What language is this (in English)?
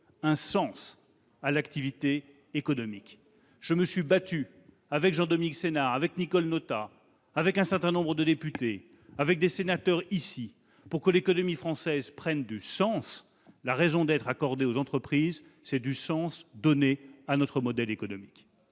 French